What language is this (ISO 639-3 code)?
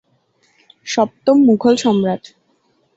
ben